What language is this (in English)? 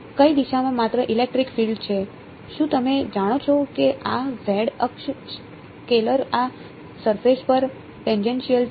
Gujarati